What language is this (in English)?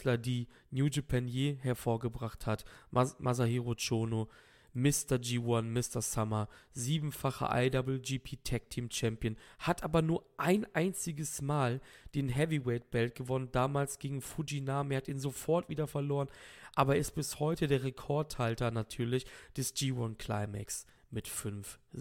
German